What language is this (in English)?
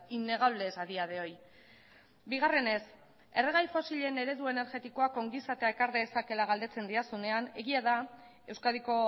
Basque